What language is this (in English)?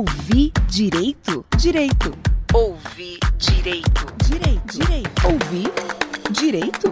Portuguese